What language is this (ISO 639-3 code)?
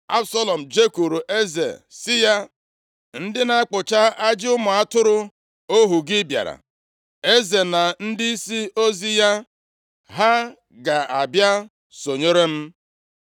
ibo